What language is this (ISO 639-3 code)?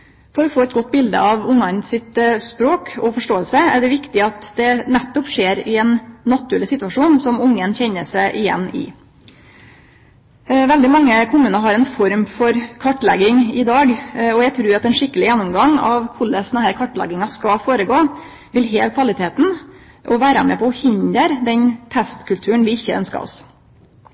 nno